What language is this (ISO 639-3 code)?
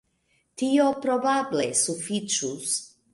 epo